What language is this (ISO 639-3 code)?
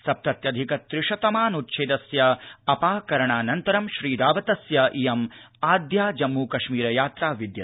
san